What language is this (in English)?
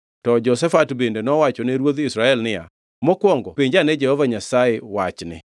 Luo (Kenya and Tanzania)